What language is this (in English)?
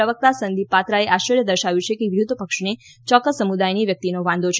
Gujarati